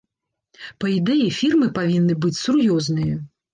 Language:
Belarusian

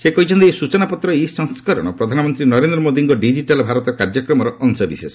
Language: Odia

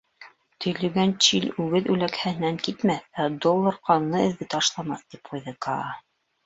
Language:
Bashkir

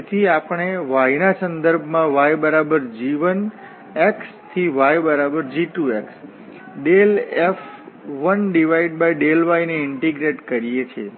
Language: Gujarati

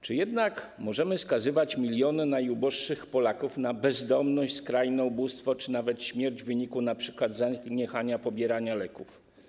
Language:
Polish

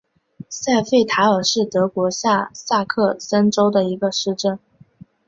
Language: Chinese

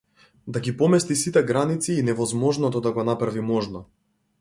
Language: Macedonian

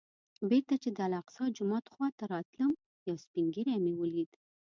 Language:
Pashto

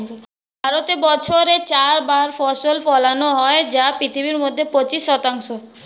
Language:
Bangla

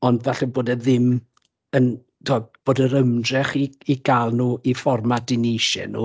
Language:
Welsh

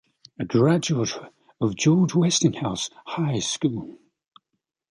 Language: English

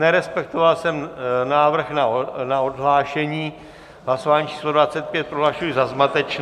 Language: Czech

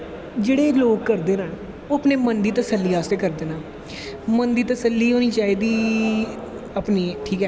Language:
Dogri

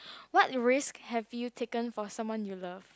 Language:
English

